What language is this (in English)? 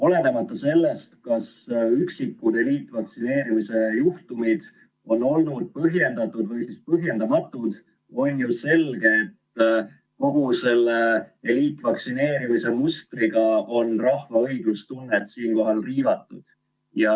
Estonian